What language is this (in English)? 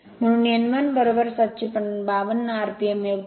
Marathi